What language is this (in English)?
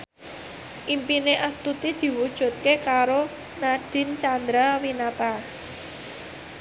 Javanese